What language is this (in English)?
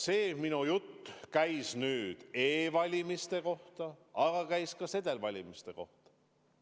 Estonian